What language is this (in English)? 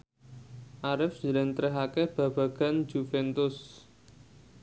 Javanese